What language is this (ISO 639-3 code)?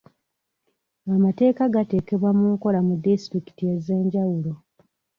lug